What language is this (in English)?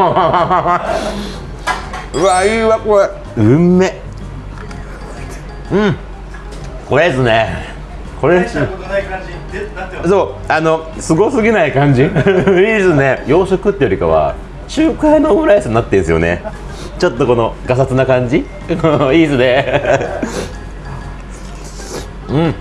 Japanese